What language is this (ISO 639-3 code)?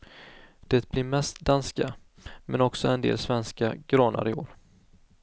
swe